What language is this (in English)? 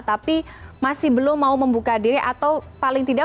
Indonesian